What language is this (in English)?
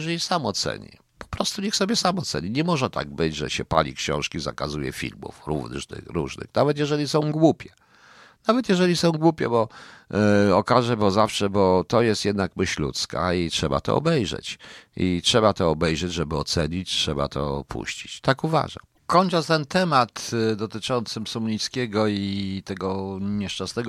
Polish